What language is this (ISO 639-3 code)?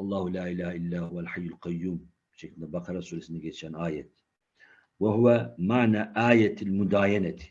tur